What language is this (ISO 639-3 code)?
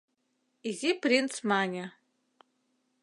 chm